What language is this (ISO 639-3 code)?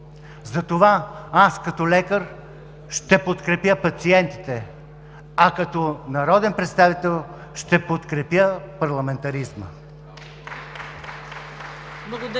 bul